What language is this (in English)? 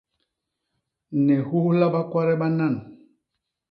Basaa